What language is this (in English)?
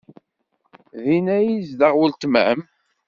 Kabyle